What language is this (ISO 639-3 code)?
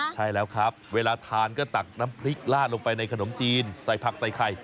tha